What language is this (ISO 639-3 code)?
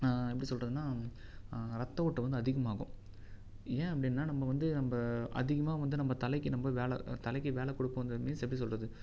tam